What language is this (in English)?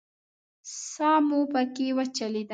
Pashto